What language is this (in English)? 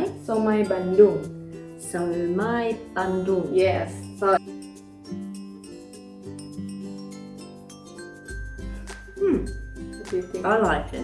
English